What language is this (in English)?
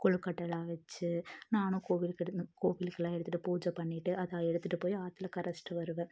Tamil